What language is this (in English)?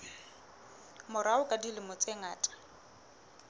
Southern Sotho